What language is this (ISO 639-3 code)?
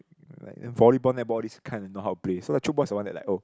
eng